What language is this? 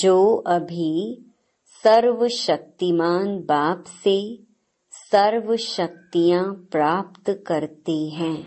Hindi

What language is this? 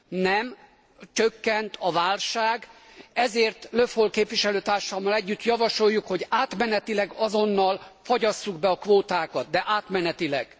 Hungarian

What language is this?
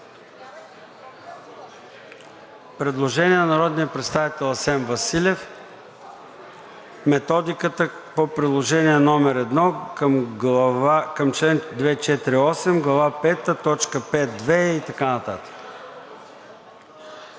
Bulgarian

